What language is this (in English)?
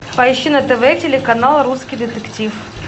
Russian